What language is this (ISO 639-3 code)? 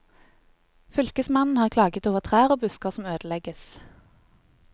nor